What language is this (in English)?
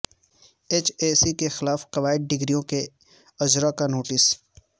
Urdu